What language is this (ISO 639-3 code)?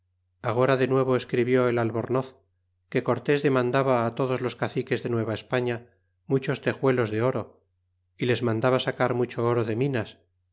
spa